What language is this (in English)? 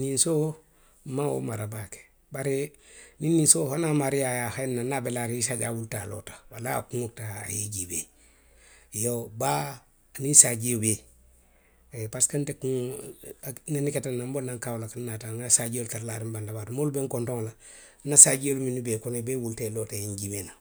Western Maninkakan